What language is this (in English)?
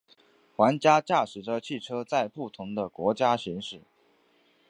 Chinese